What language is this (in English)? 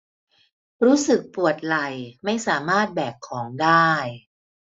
Thai